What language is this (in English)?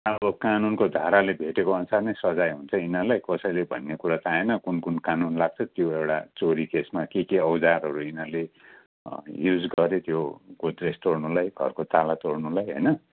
Nepali